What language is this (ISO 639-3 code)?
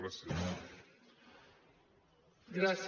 cat